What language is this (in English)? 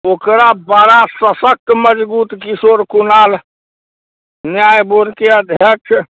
Maithili